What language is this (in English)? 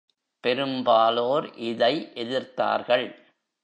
Tamil